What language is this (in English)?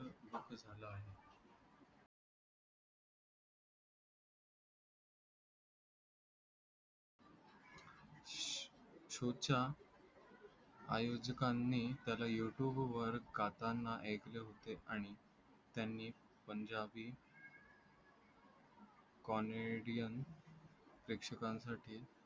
Marathi